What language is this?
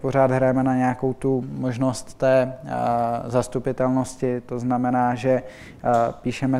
Czech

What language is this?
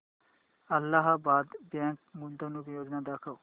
Marathi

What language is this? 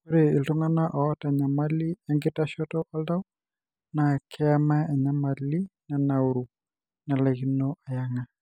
Masai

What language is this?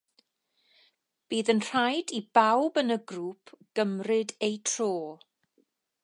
Welsh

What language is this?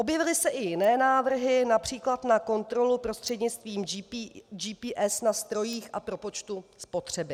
Czech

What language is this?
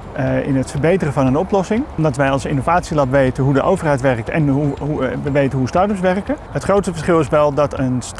Dutch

